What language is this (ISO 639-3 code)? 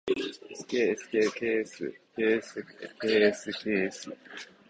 jpn